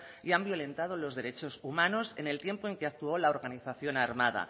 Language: Spanish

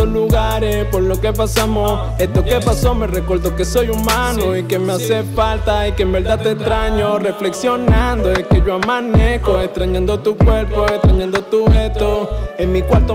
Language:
Romanian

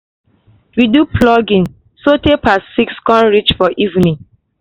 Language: Nigerian Pidgin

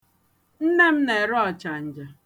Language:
Igbo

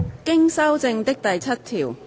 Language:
Cantonese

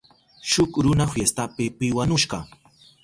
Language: Southern Pastaza Quechua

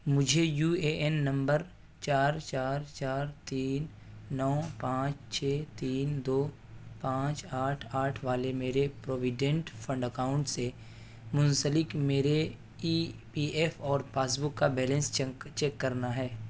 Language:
Urdu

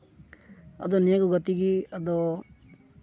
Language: Santali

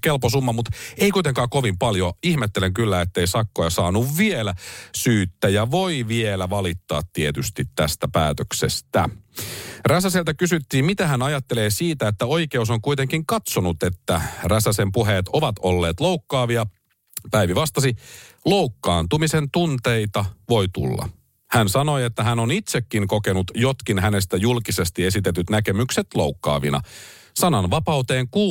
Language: Finnish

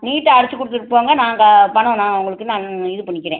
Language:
Tamil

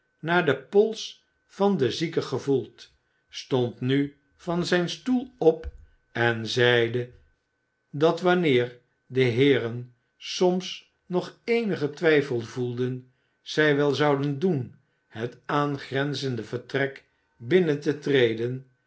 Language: Dutch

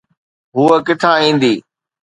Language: Sindhi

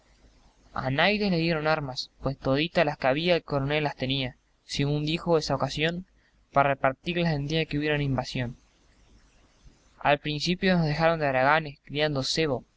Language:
Spanish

